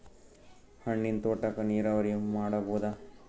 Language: Kannada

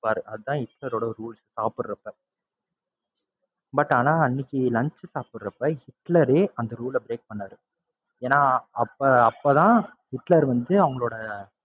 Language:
Tamil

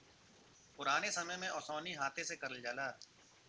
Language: Bhojpuri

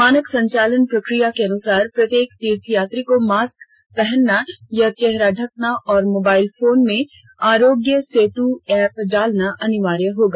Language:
Hindi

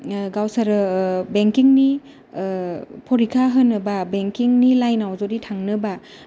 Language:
Bodo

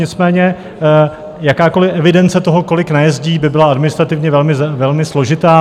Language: Czech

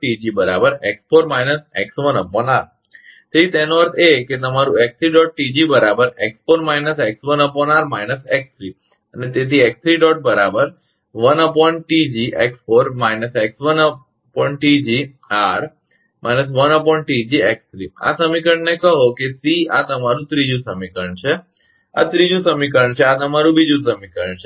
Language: Gujarati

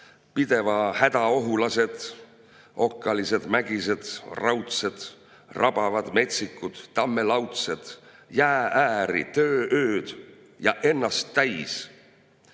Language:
Estonian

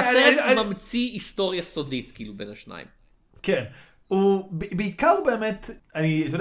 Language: Hebrew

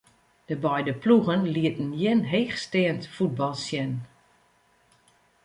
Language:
Western Frisian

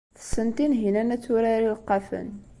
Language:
Kabyle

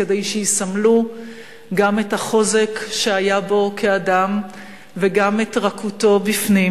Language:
Hebrew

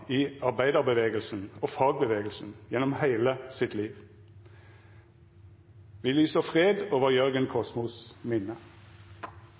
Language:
Norwegian Bokmål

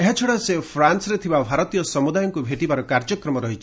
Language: Odia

